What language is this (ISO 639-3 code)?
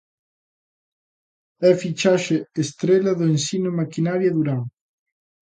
glg